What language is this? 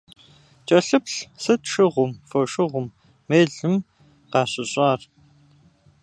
Kabardian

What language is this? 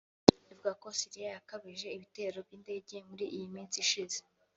Kinyarwanda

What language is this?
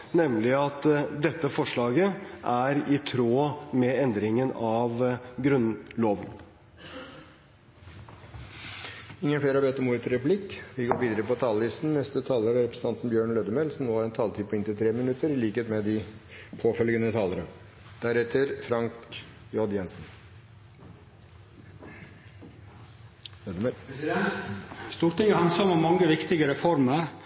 Norwegian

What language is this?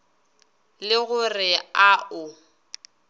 Northern Sotho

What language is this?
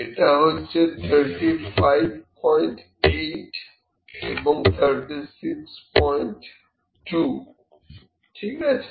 Bangla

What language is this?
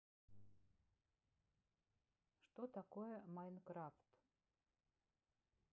Russian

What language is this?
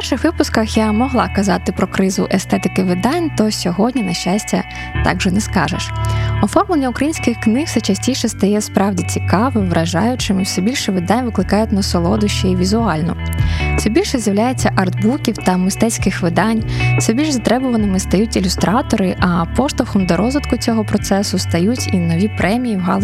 Ukrainian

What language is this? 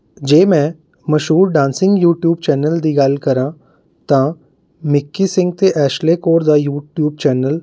Punjabi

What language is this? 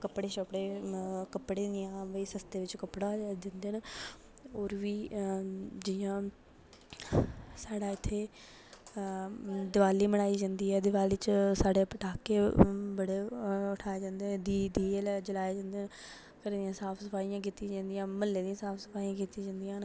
Dogri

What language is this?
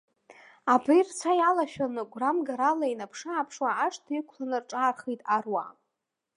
Abkhazian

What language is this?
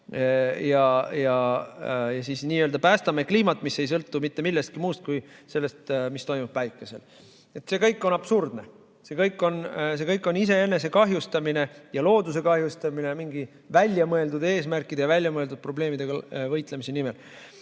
Estonian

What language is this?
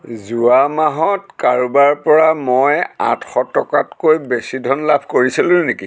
Assamese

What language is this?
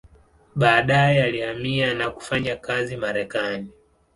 Swahili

